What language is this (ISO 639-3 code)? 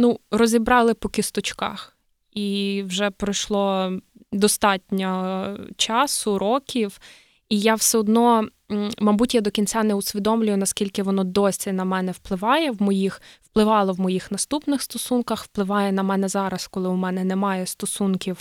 ukr